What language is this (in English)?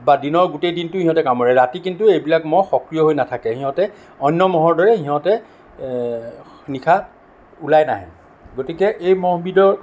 Assamese